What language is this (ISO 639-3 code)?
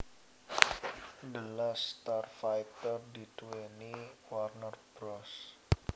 jav